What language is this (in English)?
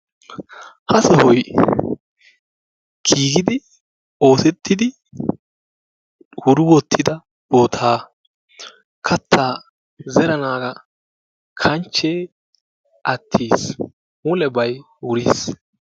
Wolaytta